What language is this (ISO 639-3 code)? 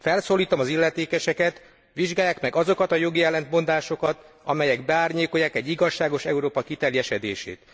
hun